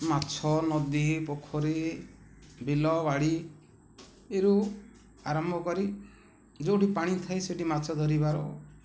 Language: Odia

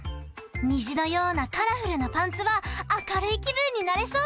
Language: Japanese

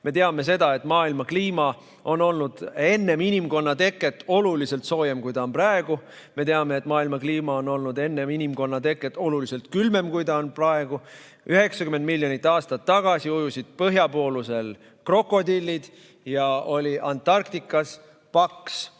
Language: Estonian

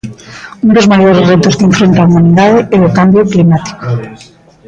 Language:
Galician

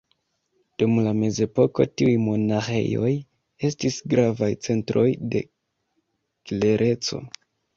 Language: Esperanto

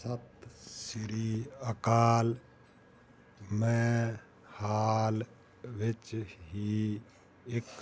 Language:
Punjabi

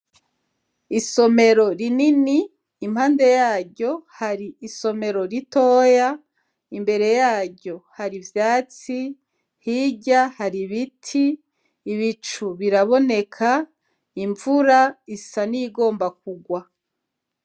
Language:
Rundi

